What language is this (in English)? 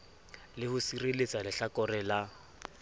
Southern Sotho